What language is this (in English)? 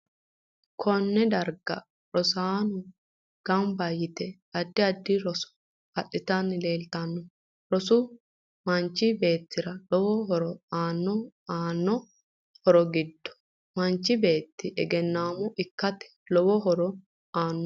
Sidamo